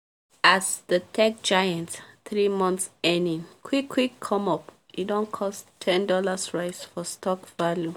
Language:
Nigerian Pidgin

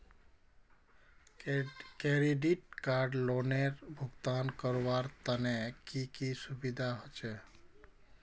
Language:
Magahi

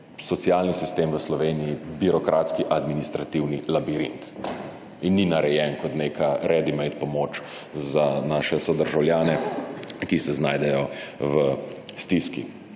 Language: Slovenian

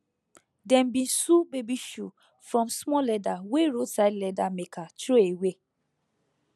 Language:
Nigerian Pidgin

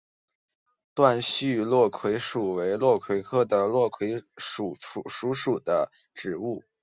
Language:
Chinese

